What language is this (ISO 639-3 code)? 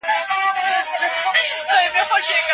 pus